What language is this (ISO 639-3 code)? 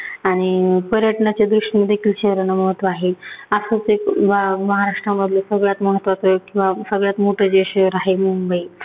mar